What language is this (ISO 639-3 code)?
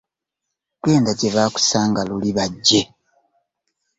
lug